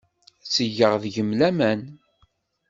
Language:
Kabyle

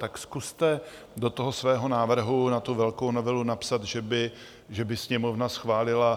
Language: Czech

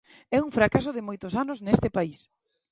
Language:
Galician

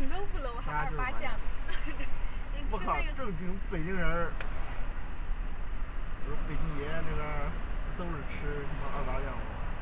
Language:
Chinese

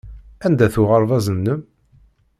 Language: Kabyle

